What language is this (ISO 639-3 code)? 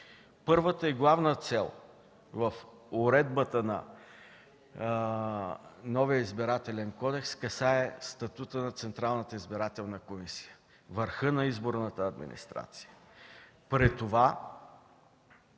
bul